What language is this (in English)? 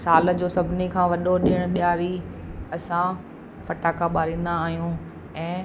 Sindhi